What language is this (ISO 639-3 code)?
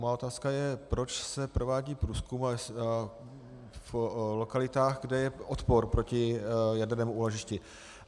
ces